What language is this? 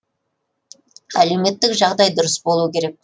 Kazakh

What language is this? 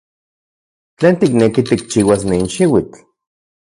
Central Puebla Nahuatl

